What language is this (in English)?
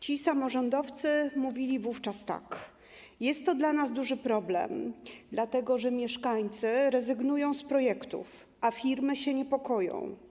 Polish